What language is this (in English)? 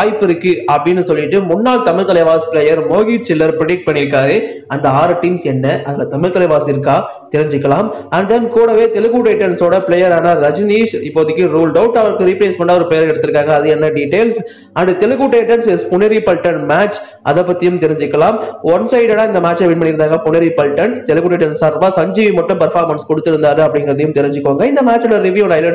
Indonesian